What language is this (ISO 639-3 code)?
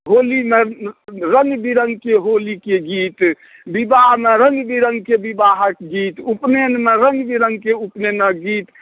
mai